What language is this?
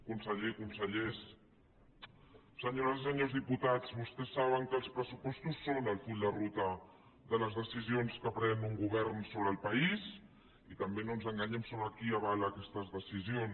Catalan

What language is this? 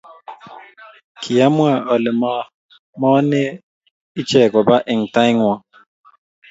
Kalenjin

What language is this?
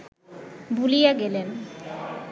Bangla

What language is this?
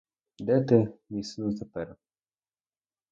Ukrainian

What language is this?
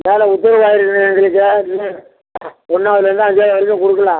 Tamil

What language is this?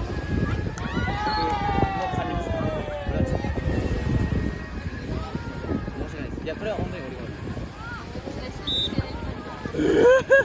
Japanese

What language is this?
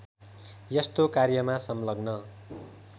Nepali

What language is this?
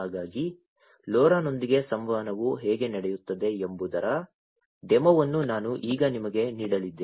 Kannada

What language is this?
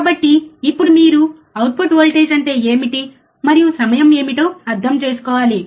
Telugu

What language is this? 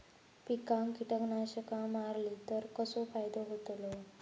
Marathi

